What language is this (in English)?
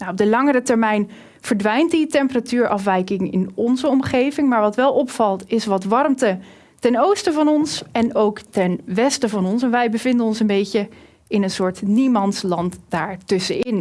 Dutch